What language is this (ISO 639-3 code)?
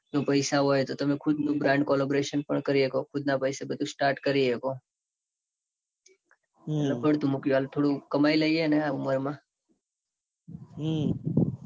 guj